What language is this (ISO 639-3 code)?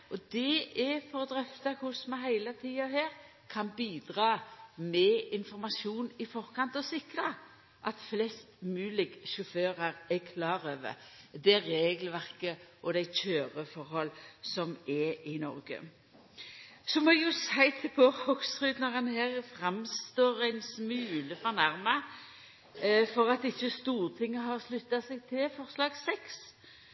nno